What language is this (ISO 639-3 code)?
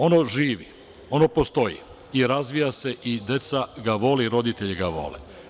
srp